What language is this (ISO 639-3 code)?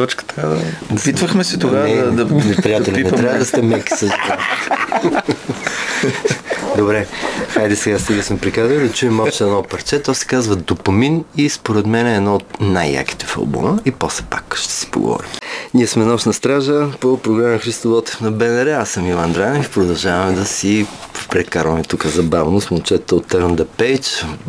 bul